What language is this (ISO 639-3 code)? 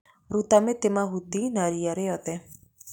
kik